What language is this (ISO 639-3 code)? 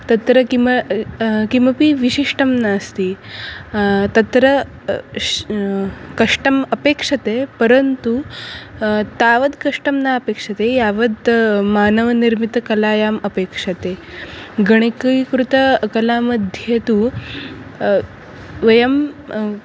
san